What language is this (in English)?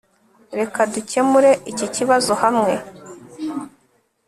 Kinyarwanda